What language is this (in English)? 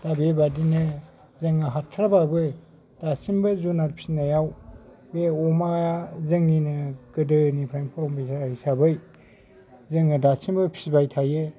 Bodo